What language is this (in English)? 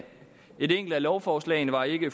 Danish